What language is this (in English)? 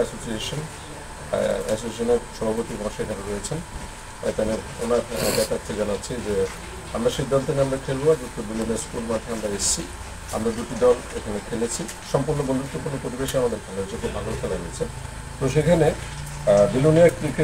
Bangla